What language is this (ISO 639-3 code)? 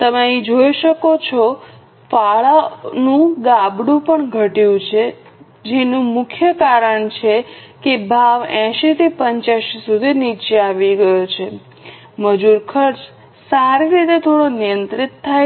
guj